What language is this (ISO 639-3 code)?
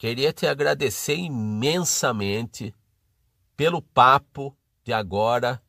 por